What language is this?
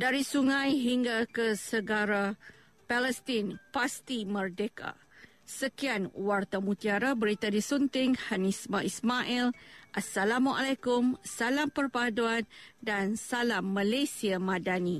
Malay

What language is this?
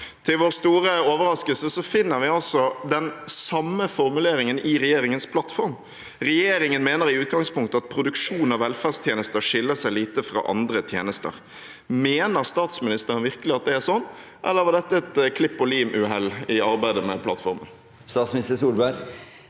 Norwegian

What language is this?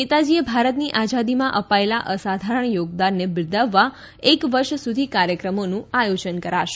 Gujarati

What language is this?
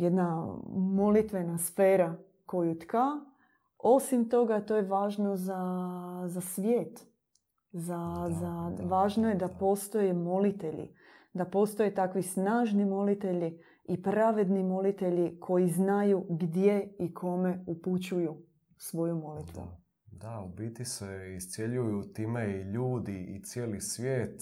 Croatian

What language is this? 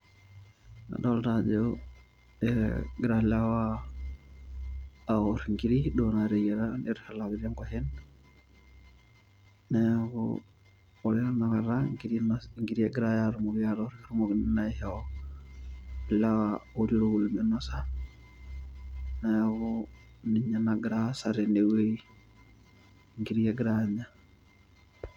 Masai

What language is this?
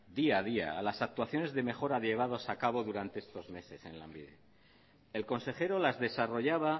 Spanish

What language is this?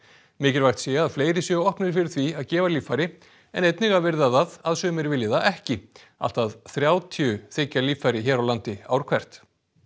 Icelandic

